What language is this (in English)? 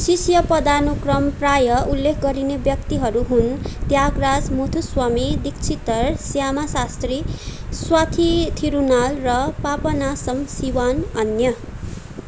Nepali